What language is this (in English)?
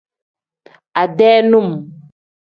Tem